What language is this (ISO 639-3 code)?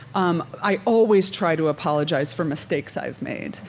eng